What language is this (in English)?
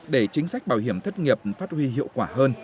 Vietnamese